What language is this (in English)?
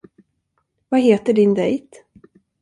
Swedish